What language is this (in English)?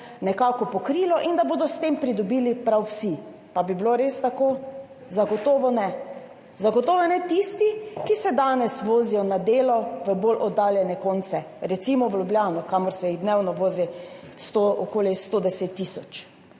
Slovenian